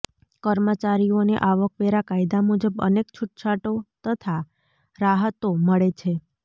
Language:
Gujarati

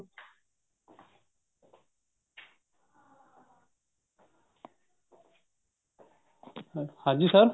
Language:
Punjabi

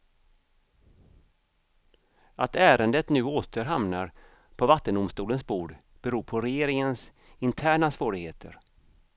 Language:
Swedish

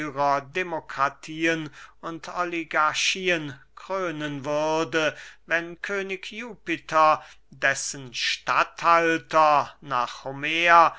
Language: German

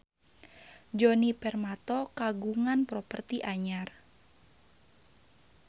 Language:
Sundanese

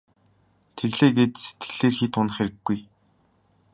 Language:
Mongolian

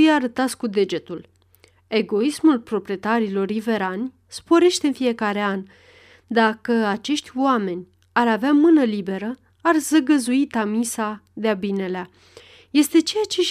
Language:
Romanian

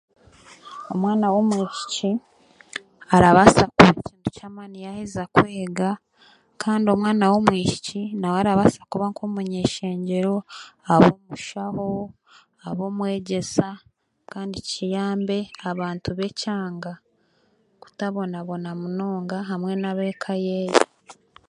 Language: Chiga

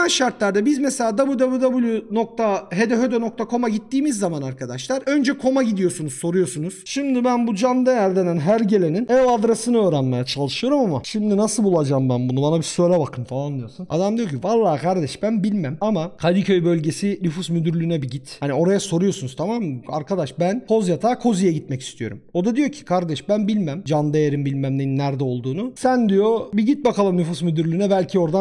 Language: Turkish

